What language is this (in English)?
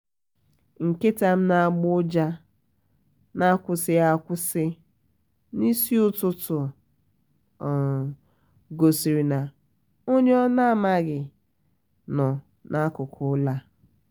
Igbo